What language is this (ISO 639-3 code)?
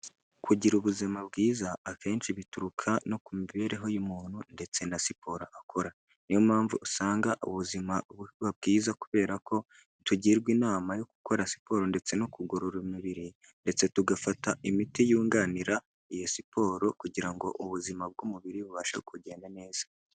kin